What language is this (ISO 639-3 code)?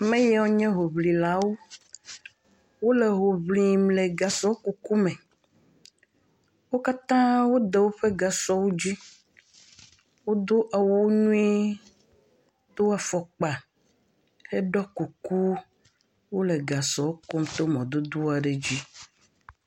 ewe